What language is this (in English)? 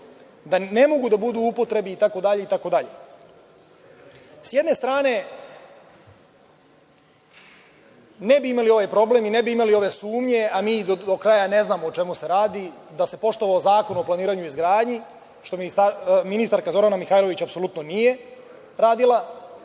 Serbian